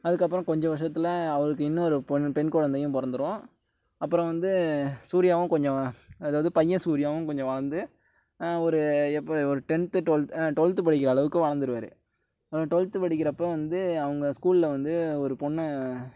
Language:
Tamil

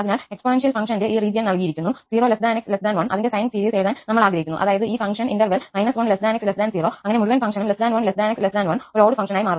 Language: Malayalam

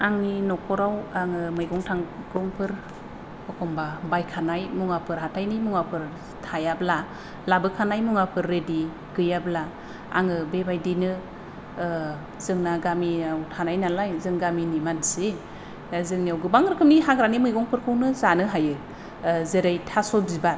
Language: Bodo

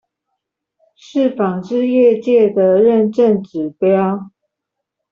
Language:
Chinese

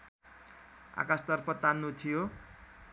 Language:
Nepali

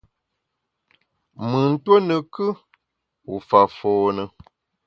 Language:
Bamun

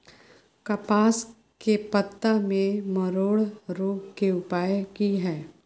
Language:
Maithili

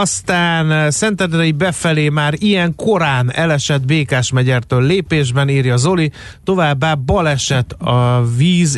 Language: Hungarian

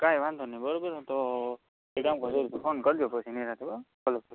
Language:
Gujarati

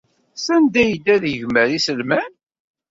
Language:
Kabyle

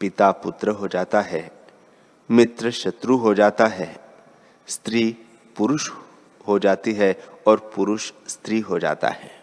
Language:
Hindi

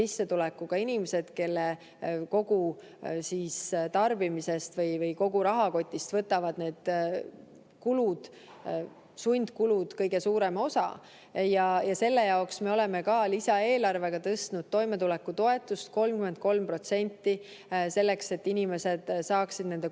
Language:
Estonian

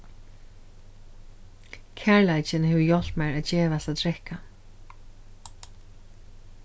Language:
Faroese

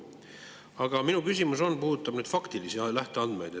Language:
Estonian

